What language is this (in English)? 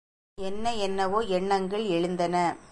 Tamil